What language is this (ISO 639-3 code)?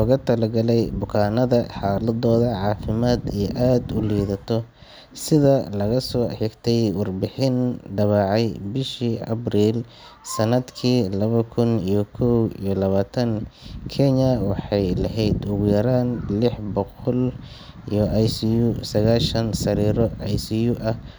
som